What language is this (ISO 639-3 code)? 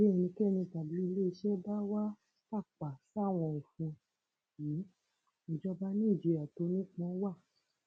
yor